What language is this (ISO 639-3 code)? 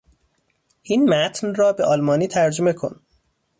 fas